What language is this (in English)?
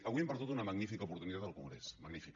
Catalan